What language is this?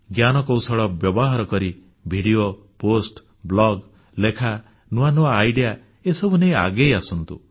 Odia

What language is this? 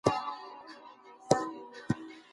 Pashto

